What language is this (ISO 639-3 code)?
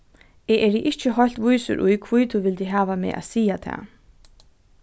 fao